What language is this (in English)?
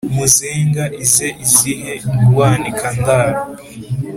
Kinyarwanda